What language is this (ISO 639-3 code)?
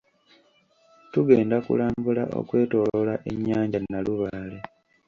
lug